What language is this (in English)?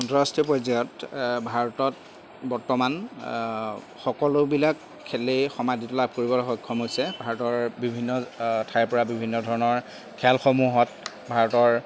Assamese